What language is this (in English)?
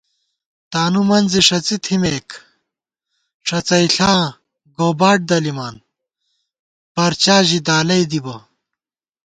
Gawar-Bati